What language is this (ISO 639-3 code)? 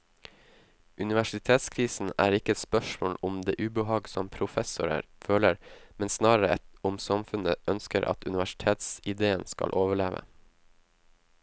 nor